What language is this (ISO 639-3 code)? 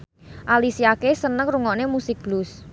jav